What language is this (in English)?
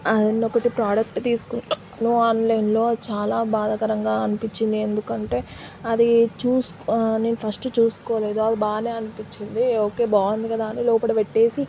Telugu